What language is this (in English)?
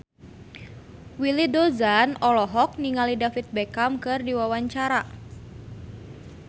Sundanese